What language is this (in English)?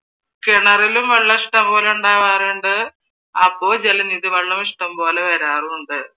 Malayalam